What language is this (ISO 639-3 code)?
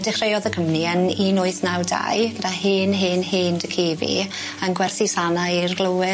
cym